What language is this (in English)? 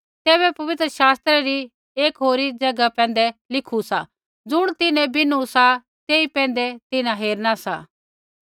Kullu Pahari